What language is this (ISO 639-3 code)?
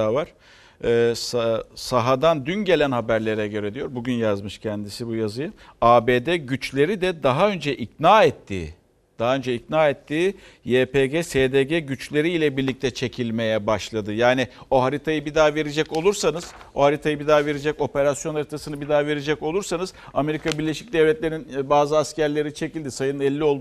tur